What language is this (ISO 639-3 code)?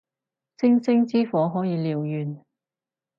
yue